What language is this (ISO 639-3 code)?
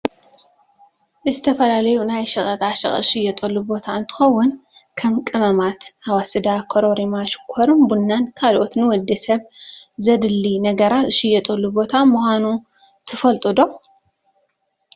tir